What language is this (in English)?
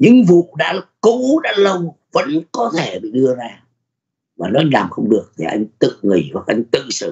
Vietnamese